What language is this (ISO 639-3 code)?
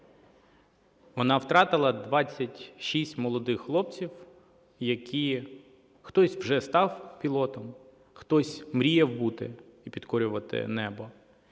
ukr